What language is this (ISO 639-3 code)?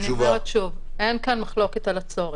heb